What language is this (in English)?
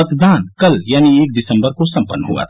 Hindi